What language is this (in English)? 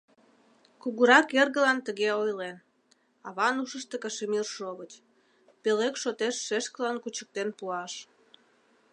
Mari